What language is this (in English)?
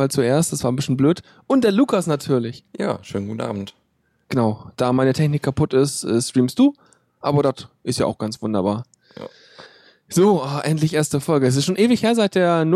German